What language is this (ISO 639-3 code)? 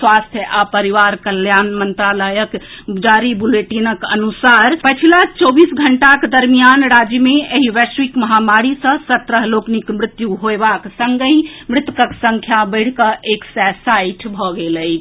mai